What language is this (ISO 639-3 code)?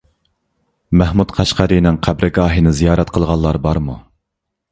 uig